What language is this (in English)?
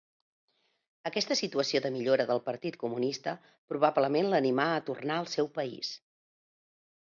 Catalan